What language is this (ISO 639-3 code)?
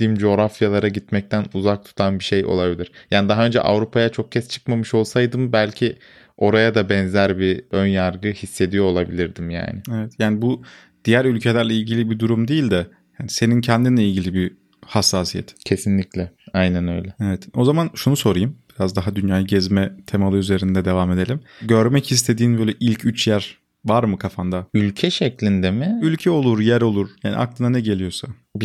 tur